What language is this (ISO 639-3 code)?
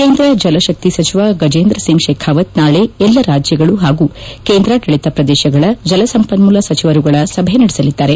kan